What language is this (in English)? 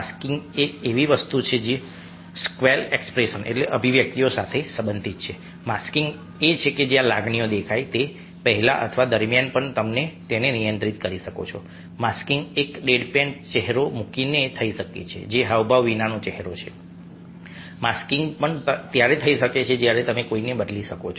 Gujarati